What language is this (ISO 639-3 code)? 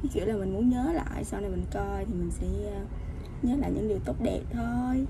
vie